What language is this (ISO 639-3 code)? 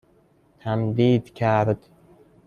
fas